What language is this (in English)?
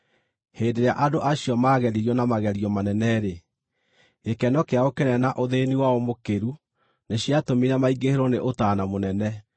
Kikuyu